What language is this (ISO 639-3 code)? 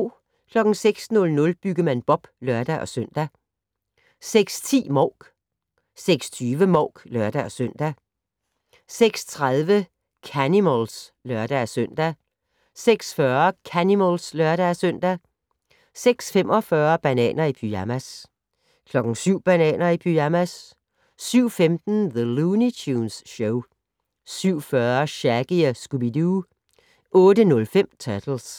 dan